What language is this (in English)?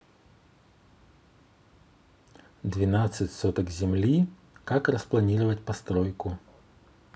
Russian